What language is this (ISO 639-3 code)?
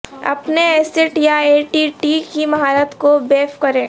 urd